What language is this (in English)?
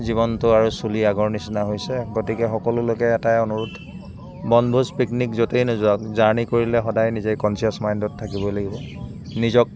Assamese